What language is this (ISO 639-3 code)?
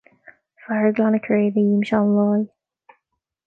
gle